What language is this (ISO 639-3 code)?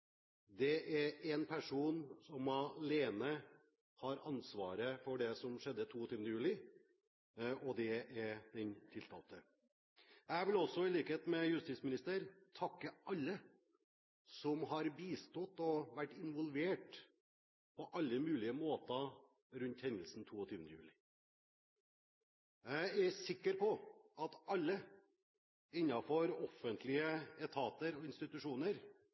nob